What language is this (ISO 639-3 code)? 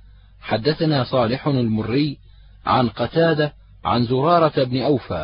ara